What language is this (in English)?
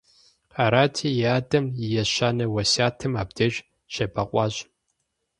Kabardian